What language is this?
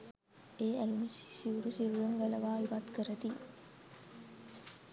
Sinhala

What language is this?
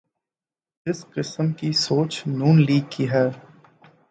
Urdu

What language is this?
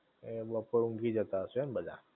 Gujarati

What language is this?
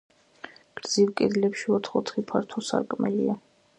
Georgian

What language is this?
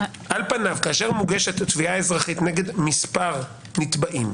Hebrew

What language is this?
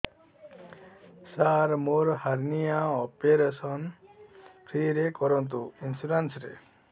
Odia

